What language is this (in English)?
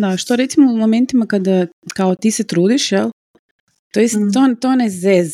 Croatian